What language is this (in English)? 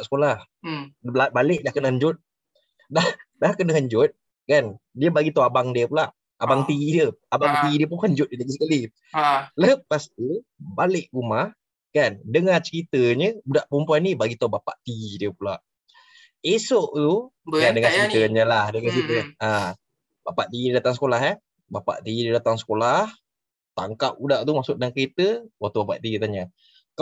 Malay